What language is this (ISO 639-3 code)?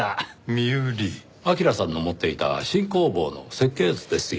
jpn